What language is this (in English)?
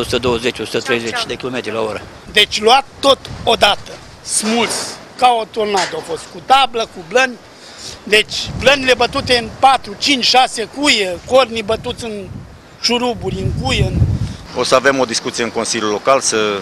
Romanian